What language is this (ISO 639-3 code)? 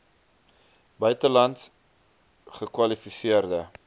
afr